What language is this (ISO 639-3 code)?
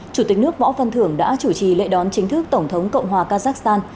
vie